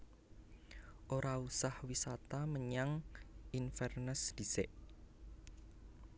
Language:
Javanese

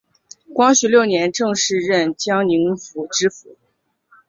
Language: Chinese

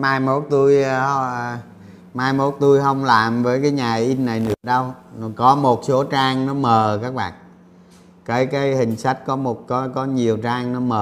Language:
Vietnamese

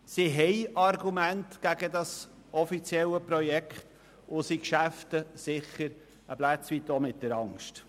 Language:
Swiss German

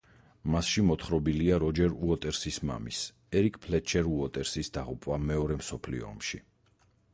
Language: Georgian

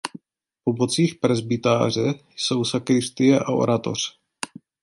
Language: Czech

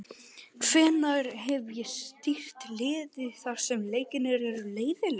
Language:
Icelandic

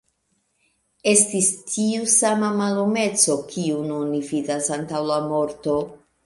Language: Esperanto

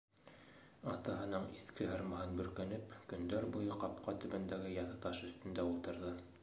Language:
Bashkir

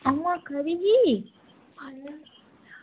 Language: Dogri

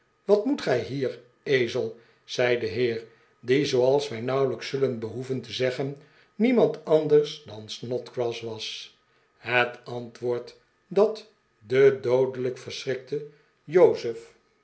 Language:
Dutch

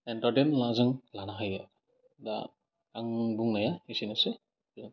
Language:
Bodo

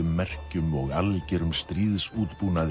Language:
Icelandic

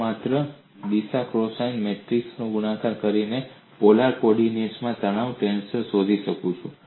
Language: Gujarati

